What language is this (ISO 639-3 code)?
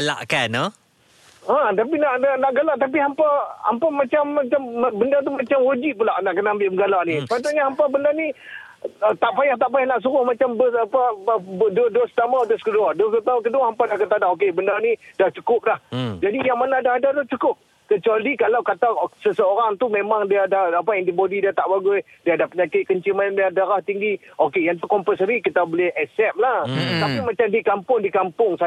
msa